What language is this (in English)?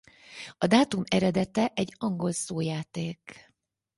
Hungarian